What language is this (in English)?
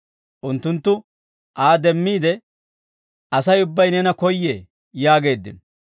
Dawro